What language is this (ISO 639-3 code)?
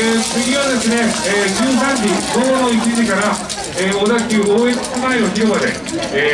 jpn